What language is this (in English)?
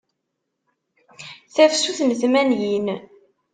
Kabyle